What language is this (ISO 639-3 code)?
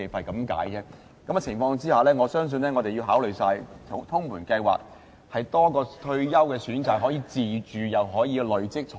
yue